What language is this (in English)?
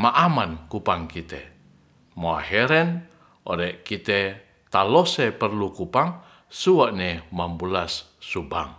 Ratahan